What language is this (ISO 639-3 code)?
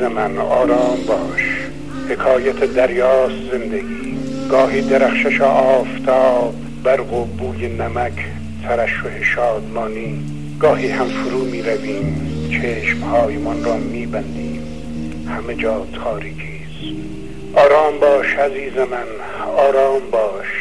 fas